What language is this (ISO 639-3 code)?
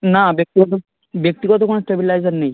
ben